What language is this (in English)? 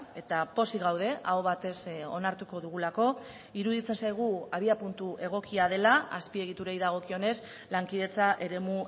Basque